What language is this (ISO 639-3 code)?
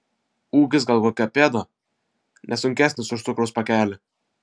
lit